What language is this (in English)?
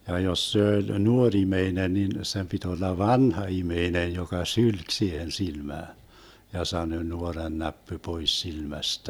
Finnish